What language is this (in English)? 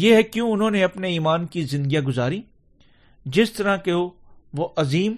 Urdu